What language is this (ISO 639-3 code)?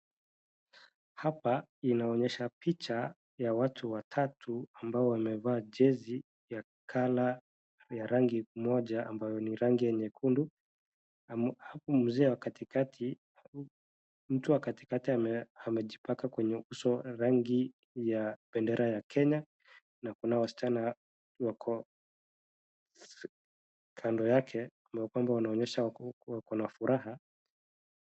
swa